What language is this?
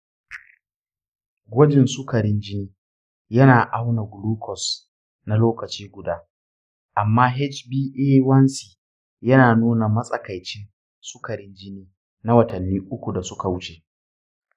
Hausa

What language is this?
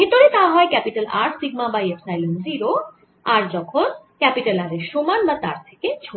Bangla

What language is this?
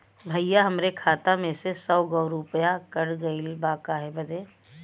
Bhojpuri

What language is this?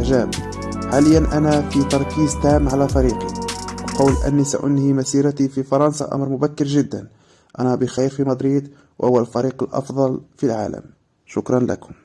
Arabic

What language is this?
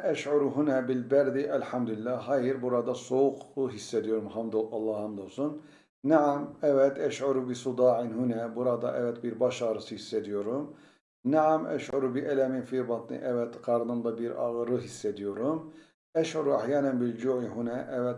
Turkish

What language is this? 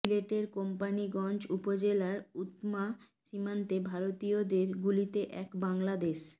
Bangla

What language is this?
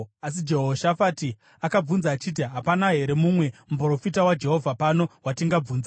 Shona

